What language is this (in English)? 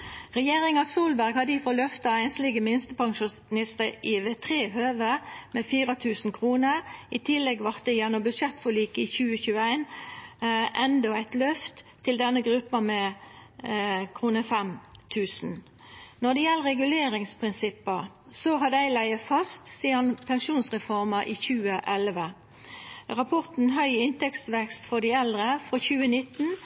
Norwegian Nynorsk